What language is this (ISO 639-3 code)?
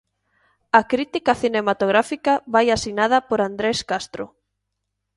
glg